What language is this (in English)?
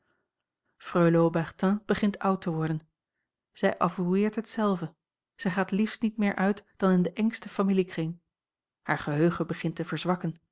Dutch